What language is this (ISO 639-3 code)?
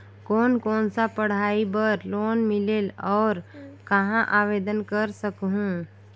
hne